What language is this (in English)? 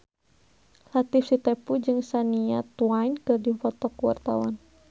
Sundanese